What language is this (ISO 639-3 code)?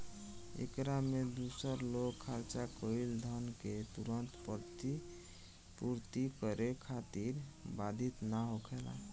bho